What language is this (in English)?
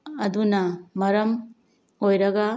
Manipuri